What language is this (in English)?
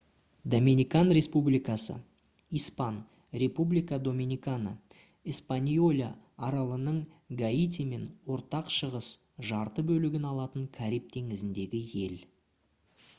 Kazakh